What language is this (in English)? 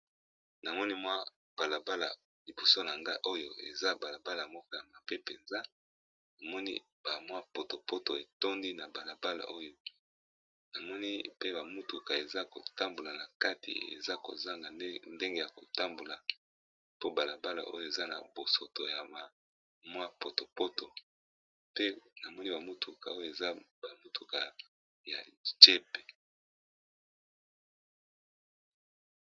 Lingala